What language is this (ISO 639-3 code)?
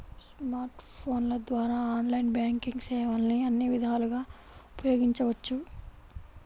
tel